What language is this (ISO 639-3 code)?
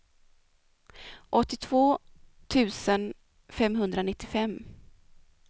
swe